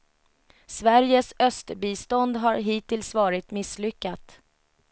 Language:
Swedish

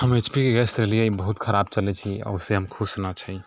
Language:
Maithili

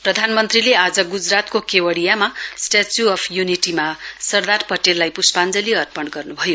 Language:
Nepali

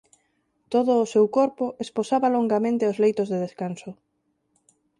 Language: Galician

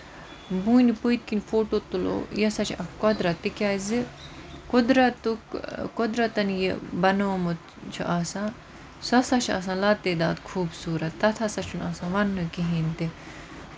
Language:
Kashmiri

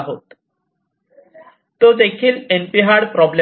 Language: Marathi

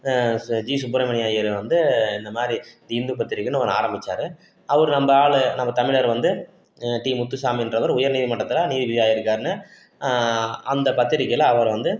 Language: Tamil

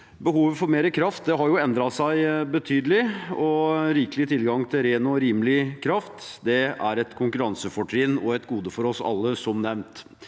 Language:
Norwegian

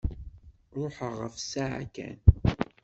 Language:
Kabyle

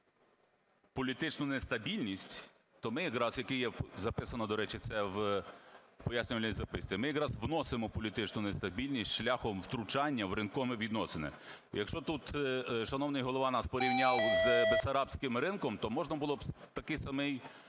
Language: Ukrainian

